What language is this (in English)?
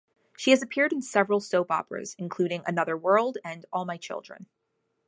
English